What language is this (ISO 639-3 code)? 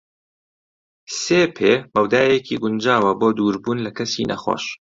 ckb